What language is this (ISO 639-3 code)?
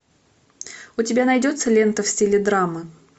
rus